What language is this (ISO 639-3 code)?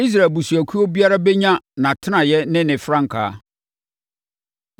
aka